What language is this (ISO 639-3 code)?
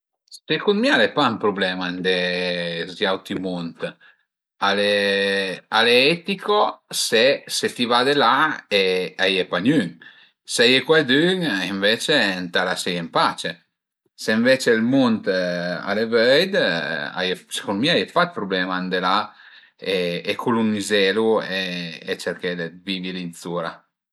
pms